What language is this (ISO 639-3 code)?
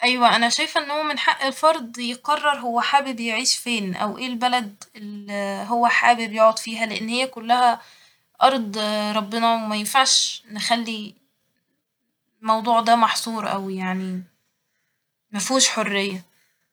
arz